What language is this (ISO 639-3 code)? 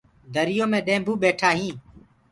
ggg